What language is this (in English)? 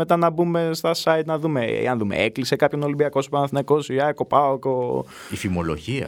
Greek